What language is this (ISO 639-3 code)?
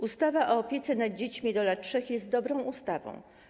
pol